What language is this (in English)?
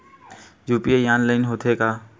Chhattisgarhi